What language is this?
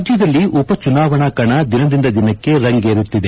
Kannada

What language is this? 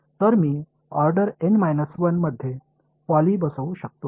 Marathi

